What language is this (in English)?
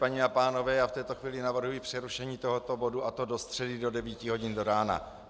Czech